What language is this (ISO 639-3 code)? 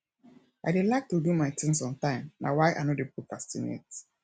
pcm